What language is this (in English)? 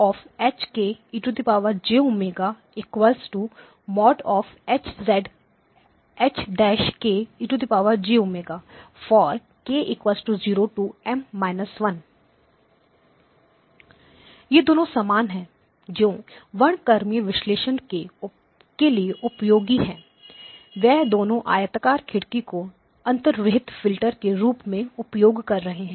Hindi